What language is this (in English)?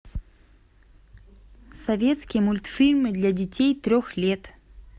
Russian